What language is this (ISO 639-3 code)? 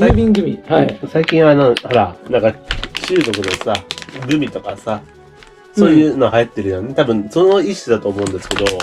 jpn